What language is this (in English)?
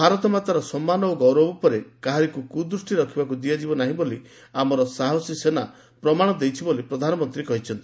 Odia